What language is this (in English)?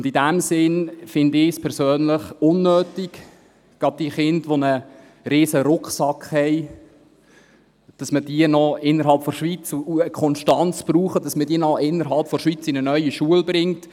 Swiss German